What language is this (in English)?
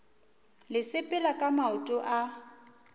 Northern Sotho